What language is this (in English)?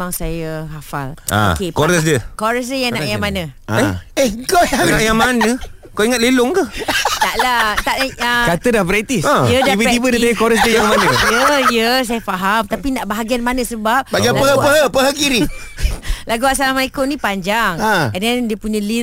Malay